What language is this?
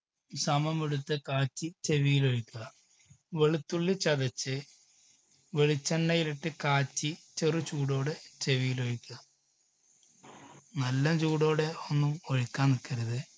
Malayalam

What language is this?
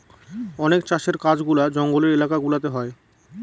Bangla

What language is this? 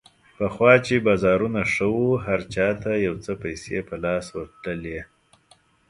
Pashto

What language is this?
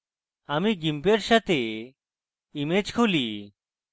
Bangla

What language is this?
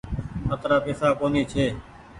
Goaria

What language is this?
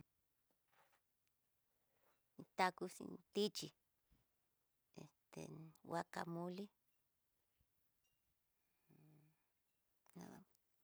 Tidaá Mixtec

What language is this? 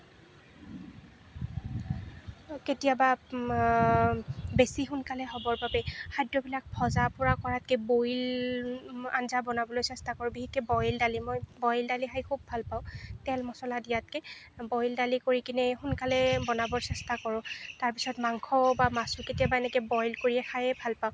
Assamese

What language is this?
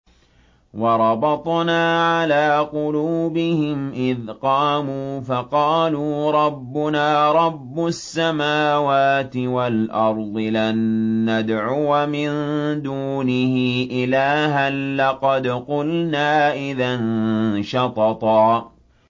Arabic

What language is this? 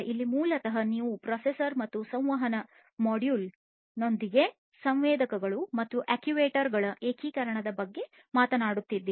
Kannada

